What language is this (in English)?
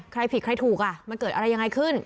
Thai